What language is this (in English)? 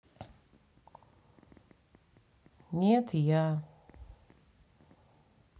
Russian